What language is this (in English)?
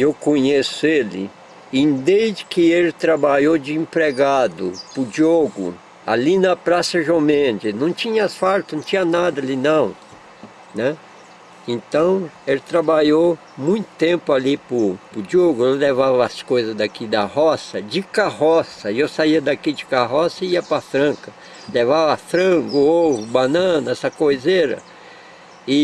Portuguese